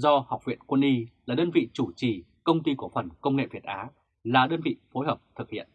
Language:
Vietnamese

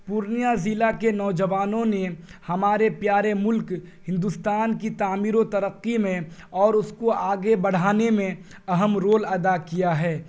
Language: Urdu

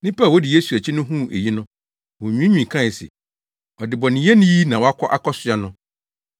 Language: Akan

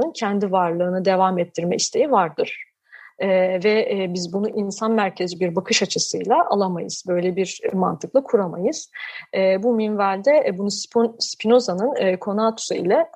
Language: Turkish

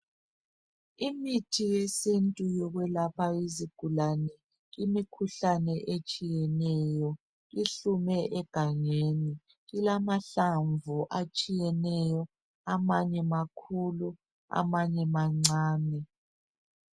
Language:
North Ndebele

